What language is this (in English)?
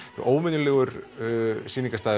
Icelandic